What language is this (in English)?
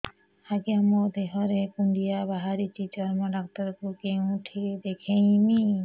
Odia